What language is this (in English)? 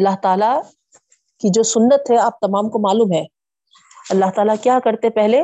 Urdu